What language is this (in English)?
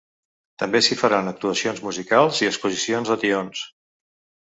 Catalan